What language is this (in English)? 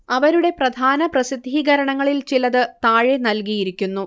Malayalam